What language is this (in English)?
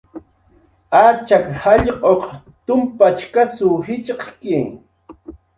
Jaqaru